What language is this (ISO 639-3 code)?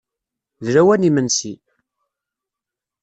kab